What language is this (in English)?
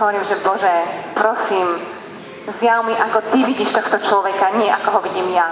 Slovak